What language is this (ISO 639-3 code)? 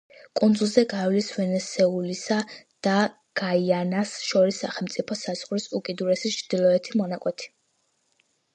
kat